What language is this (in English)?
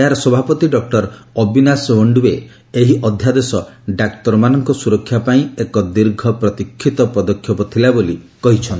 Odia